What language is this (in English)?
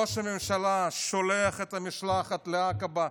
Hebrew